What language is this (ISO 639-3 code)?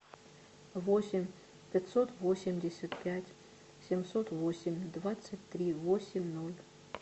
rus